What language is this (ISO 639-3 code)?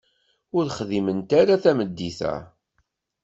kab